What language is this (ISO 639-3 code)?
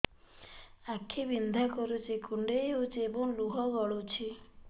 ori